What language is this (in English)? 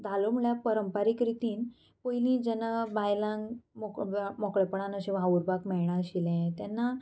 Konkani